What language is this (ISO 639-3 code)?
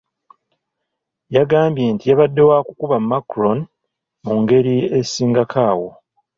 lug